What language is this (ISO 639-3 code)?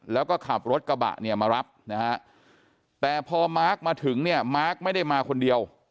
tha